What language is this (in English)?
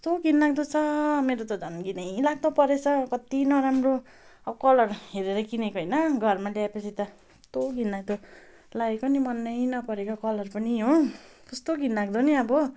Nepali